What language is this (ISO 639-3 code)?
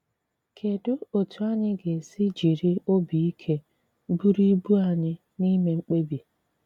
ibo